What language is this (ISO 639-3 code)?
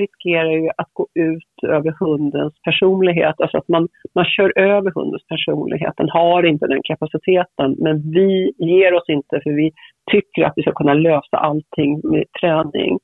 swe